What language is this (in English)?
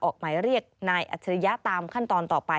Thai